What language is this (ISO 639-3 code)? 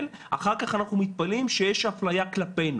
heb